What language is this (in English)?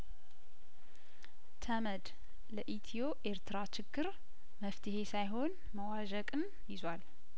Amharic